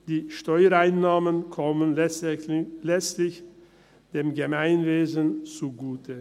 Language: Swiss German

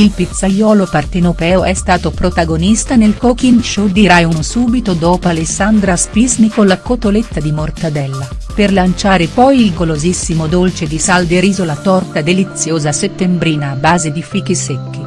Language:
Italian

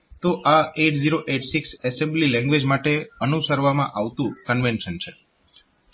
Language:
Gujarati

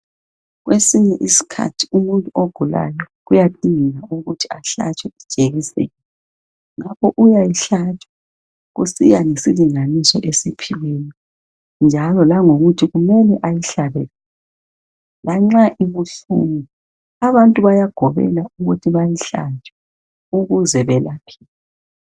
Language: North Ndebele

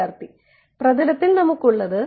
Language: Malayalam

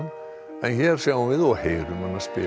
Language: Icelandic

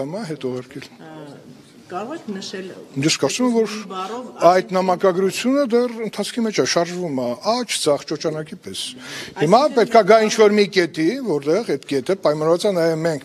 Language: Turkish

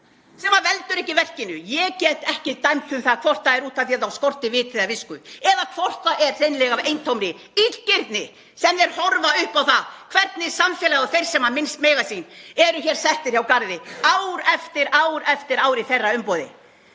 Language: Icelandic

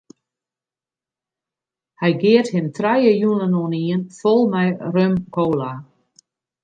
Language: Western Frisian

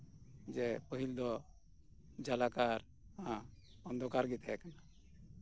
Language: Santali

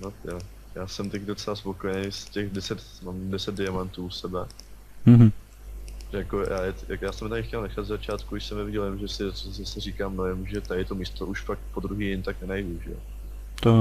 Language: Czech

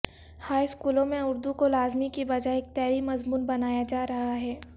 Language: Urdu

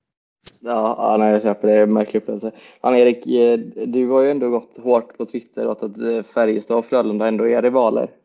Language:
Swedish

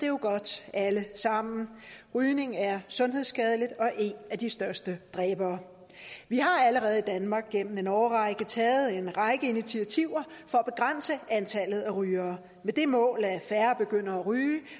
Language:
Danish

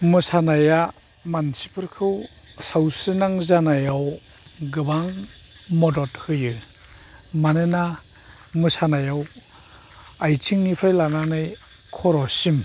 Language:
Bodo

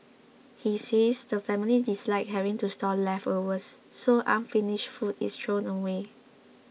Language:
English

